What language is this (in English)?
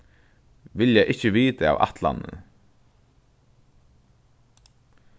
Faroese